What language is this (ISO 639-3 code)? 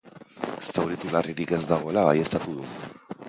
eus